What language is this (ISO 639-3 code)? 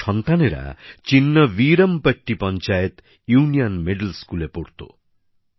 ben